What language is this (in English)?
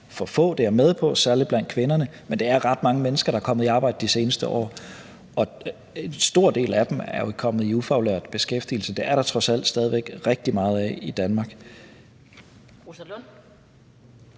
Danish